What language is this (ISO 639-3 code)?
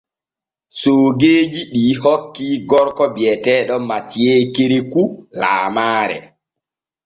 fue